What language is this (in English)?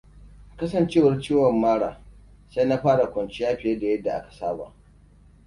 Hausa